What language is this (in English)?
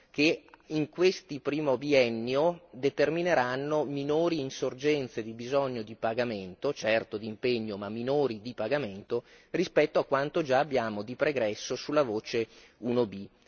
Italian